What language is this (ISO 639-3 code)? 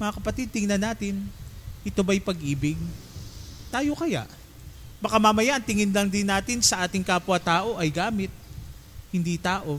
fil